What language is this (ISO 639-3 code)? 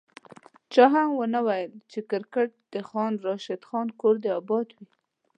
pus